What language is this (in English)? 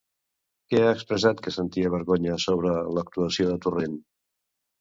Catalan